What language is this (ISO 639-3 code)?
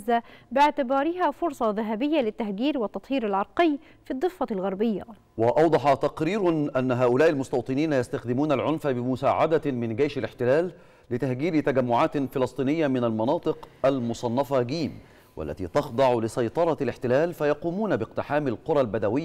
ara